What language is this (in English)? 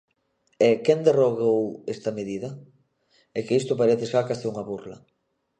Galician